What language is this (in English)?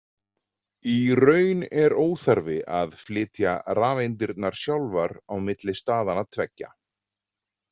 Icelandic